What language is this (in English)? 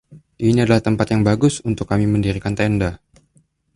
Indonesian